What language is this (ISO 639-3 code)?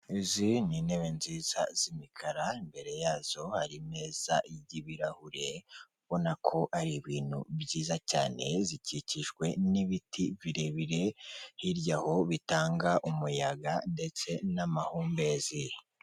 kin